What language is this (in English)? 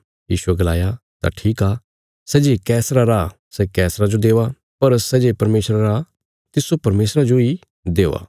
Bilaspuri